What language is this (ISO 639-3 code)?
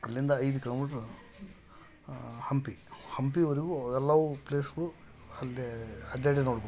kan